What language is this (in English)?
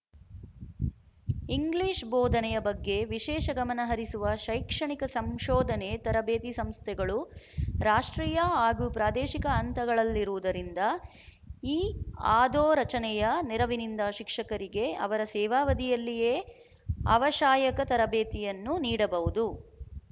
Kannada